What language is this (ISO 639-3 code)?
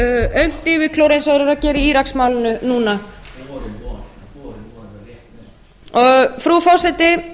isl